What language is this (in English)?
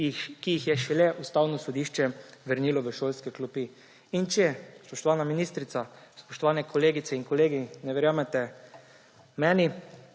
Slovenian